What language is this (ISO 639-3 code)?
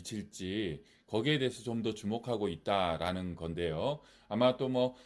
kor